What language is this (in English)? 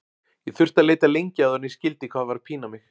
Icelandic